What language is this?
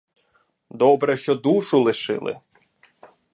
Ukrainian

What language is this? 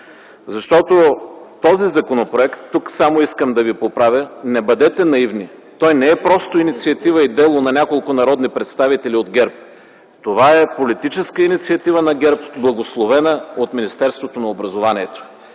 Bulgarian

